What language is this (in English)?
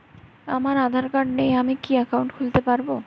Bangla